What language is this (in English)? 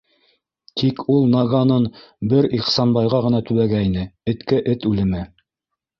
Bashkir